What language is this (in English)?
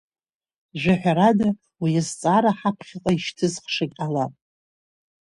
Abkhazian